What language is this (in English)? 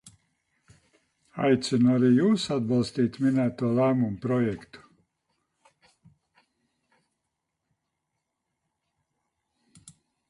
Latvian